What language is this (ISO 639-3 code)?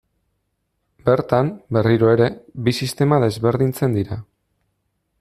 eus